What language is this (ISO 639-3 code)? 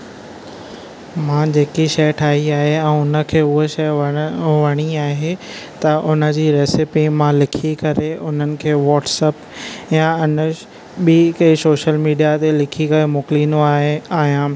snd